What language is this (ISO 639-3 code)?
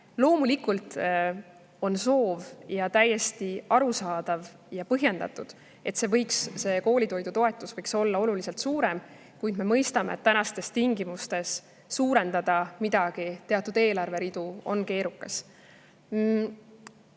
est